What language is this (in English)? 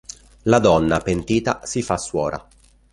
Italian